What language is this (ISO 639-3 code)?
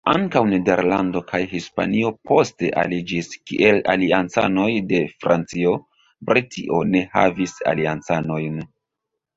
epo